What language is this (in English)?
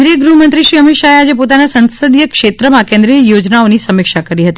Gujarati